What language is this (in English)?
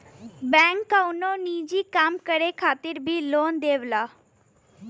Bhojpuri